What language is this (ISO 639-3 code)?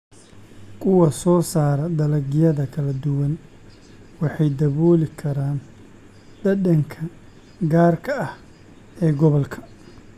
som